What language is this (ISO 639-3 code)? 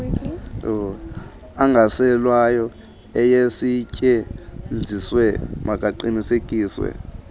xho